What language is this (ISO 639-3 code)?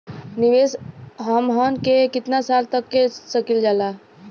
bho